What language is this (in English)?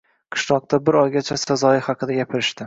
Uzbek